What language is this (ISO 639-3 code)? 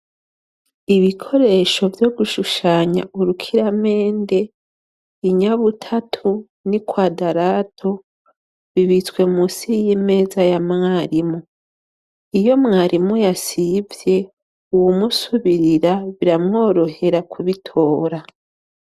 run